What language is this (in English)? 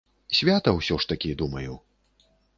Belarusian